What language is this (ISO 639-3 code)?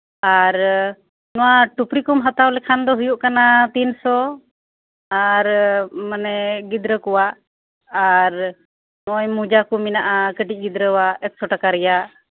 sat